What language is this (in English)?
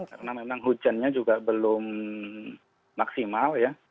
Indonesian